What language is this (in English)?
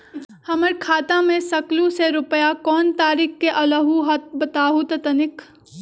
Magahi